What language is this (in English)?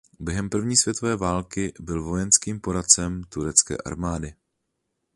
Czech